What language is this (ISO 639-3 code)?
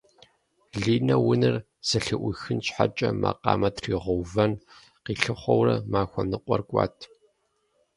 kbd